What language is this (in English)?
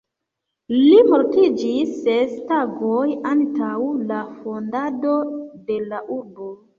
Esperanto